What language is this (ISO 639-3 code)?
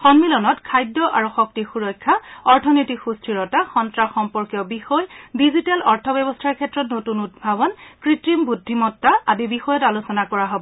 asm